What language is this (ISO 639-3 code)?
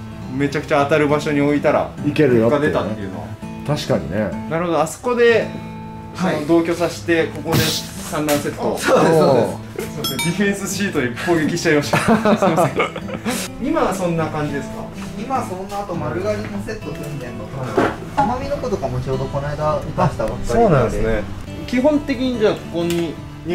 jpn